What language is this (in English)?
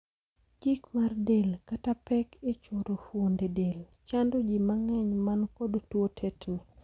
Luo (Kenya and Tanzania)